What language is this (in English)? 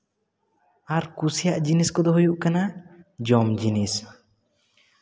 Santali